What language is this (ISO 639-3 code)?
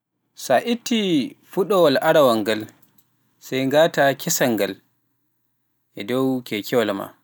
fuf